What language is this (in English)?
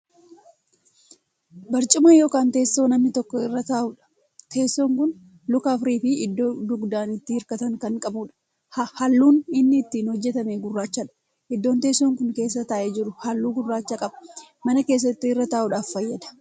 Oromo